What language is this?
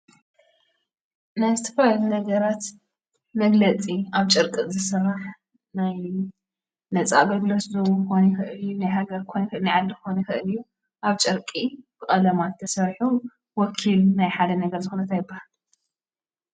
Tigrinya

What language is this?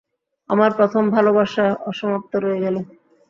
Bangla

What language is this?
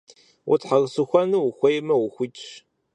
Kabardian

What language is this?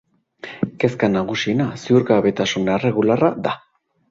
Basque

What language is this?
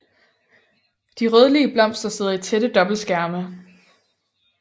Danish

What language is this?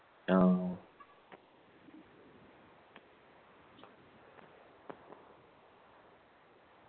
Malayalam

